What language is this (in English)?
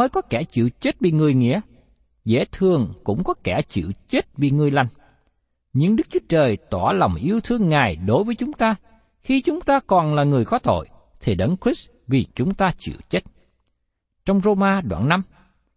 Vietnamese